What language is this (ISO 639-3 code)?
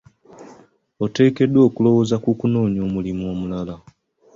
lug